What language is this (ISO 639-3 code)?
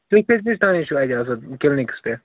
kas